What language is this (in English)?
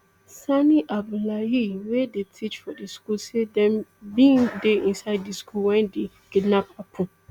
Nigerian Pidgin